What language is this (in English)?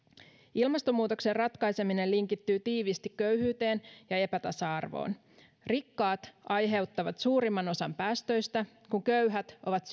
Finnish